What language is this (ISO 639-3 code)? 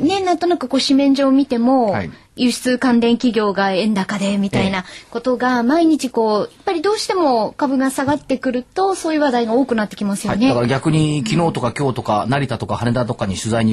jpn